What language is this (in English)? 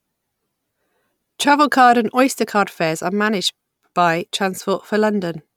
English